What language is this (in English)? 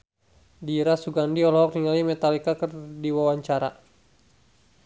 Sundanese